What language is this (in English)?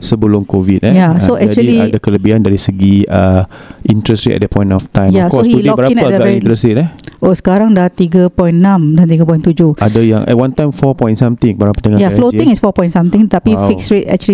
Malay